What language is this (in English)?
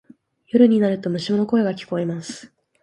Japanese